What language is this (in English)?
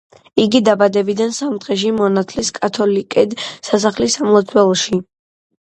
Georgian